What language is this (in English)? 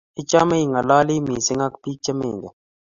Kalenjin